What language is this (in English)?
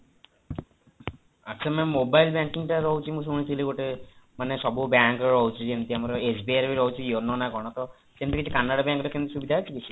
Odia